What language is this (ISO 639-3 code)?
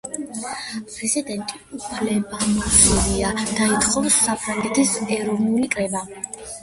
kat